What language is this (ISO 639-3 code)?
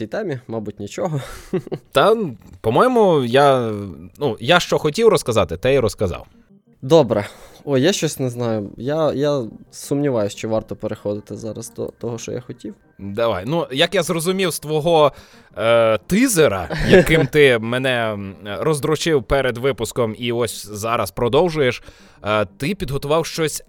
ukr